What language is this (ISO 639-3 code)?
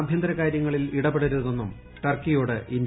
mal